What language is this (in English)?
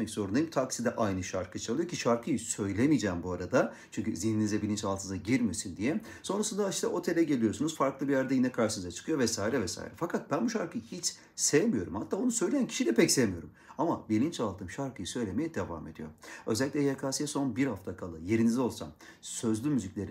Turkish